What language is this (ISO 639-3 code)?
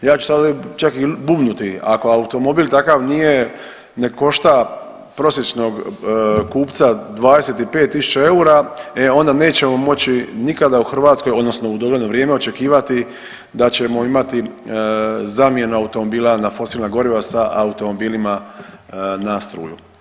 hrv